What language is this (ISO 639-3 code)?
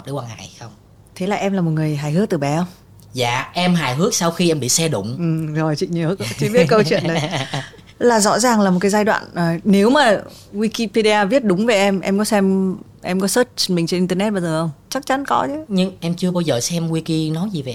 vie